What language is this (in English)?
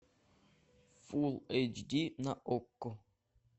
Russian